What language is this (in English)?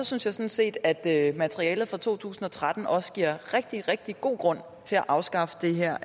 Danish